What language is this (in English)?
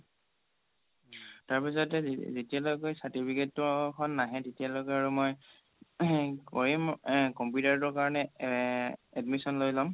Assamese